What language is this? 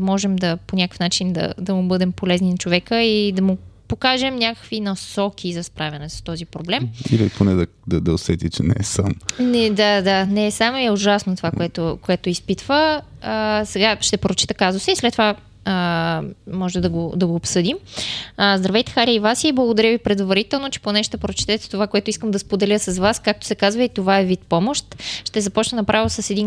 Bulgarian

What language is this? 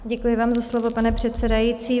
Czech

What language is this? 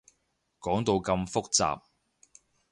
Cantonese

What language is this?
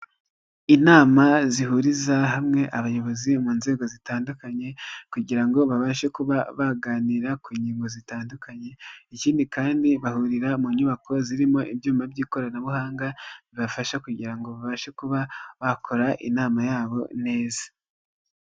Kinyarwanda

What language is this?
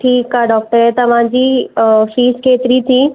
Sindhi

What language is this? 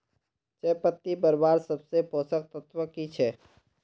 Magahi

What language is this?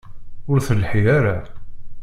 Kabyle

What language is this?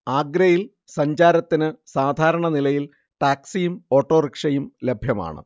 Malayalam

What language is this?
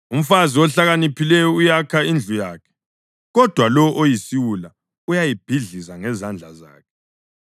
North Ndebele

